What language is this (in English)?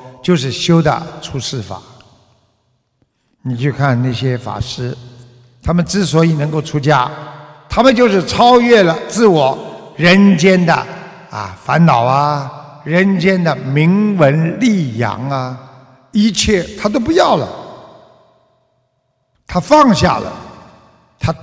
Chinese